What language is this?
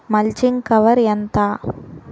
Telugu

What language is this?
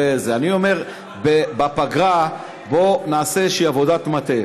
Hebrew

